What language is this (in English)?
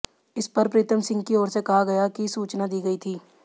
Hindi